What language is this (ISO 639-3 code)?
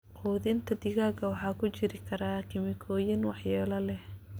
som